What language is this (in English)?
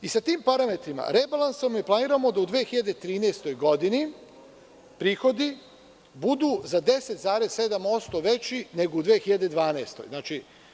Serbian